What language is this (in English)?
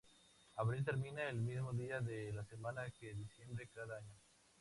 Spanish